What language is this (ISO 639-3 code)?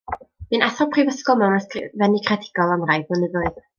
cym